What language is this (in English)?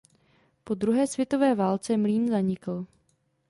Czech